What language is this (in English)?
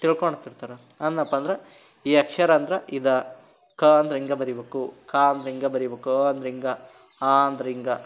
Kannada